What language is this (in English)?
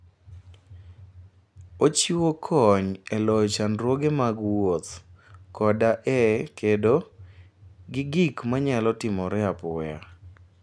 Luo (Kenya and Tanzania)